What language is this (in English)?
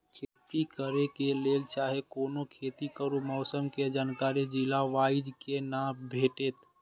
Maithili